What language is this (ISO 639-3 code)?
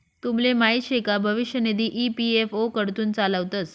mar